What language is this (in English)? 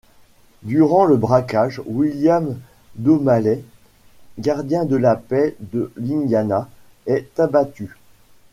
French